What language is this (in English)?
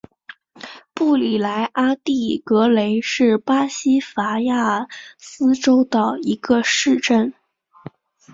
Chinese